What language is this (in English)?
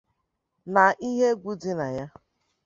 Igbo